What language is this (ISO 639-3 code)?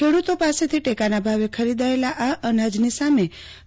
guj